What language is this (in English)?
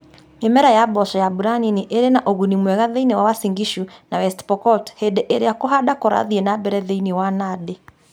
Kikuyu